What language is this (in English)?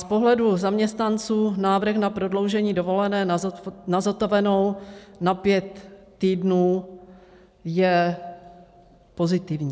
Czech